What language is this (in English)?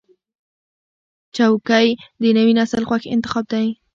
Pashto